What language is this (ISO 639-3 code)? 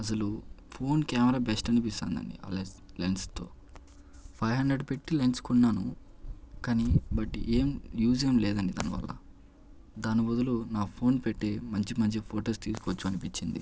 tel